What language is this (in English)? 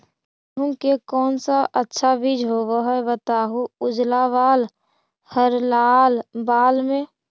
Magahi